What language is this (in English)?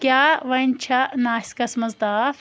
Kashmiri